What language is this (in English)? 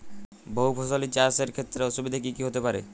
Bangla